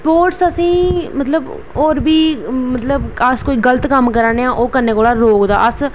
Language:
Dogri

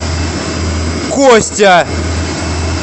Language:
Russian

